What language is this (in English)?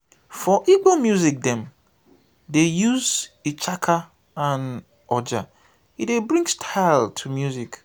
Nigerian Pidgin